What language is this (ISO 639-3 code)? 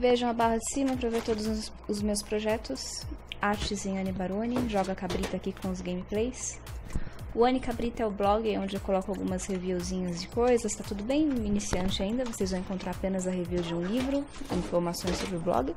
por